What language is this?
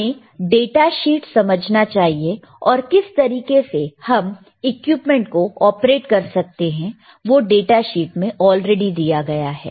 Hindi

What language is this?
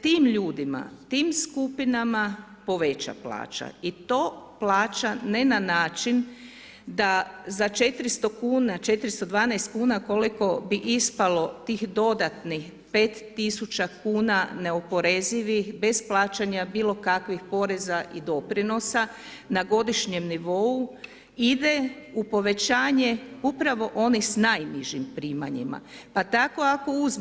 Croatian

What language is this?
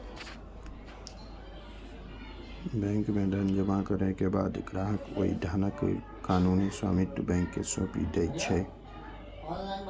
Maithili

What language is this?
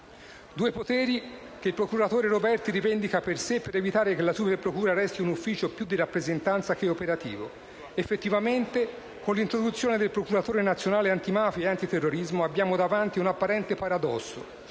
Italian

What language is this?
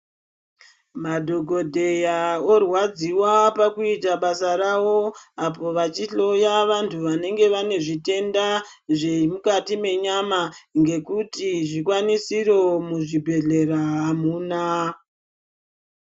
Ndau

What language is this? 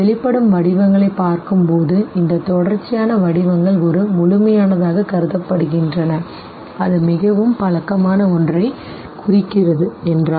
Tamil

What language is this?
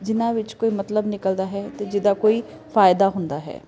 Punjabi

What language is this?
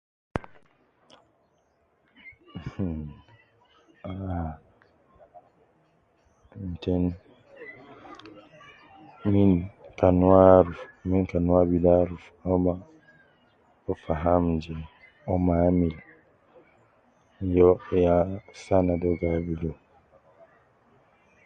Nubi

